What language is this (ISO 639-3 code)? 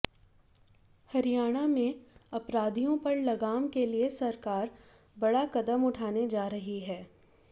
hin